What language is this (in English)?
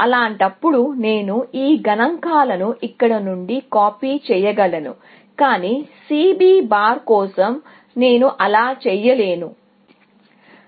Telugu